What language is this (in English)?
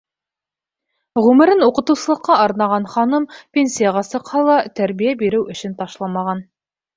Bashkir